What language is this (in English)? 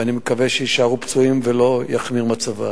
Hebrew